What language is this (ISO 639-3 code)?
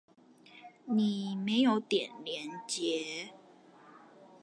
zho